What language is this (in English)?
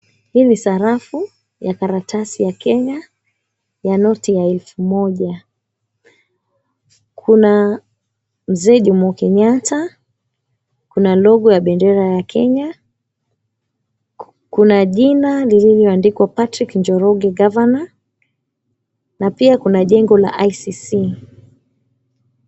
Swahili